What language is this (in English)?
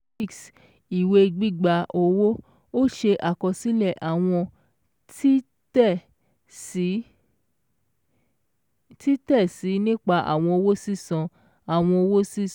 Yoruba